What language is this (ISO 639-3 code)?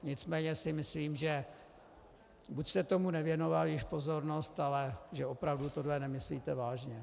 ces